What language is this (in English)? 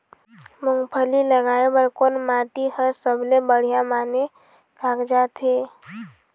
Chhattisgarhi